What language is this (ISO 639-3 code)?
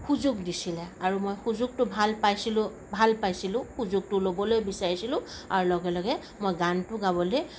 asm